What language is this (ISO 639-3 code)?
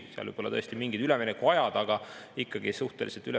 est